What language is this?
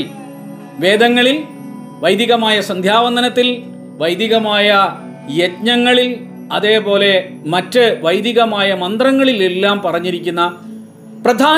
Malayalam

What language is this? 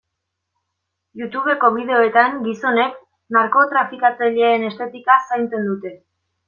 Basque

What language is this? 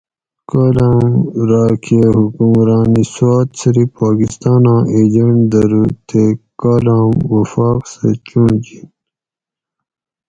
Gawri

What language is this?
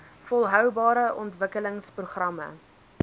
Afrikaans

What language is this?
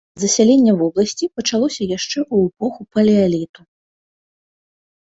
Belarusian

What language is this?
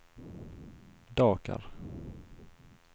Swedish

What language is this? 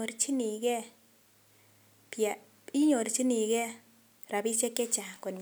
Kalenjin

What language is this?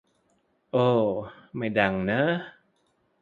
Thai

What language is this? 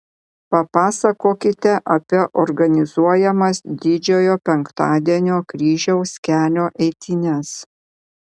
Lithuanian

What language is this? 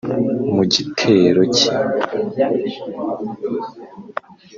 Kinyarwanda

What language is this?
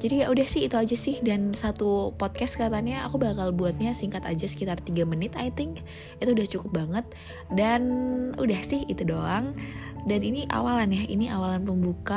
Indonesian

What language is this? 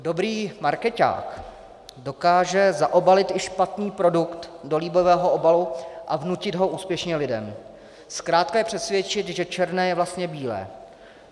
Czech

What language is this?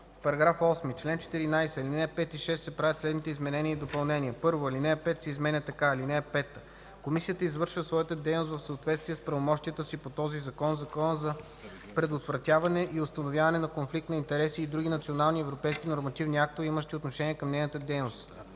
Bulgarian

